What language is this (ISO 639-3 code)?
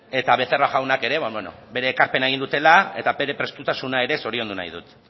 eus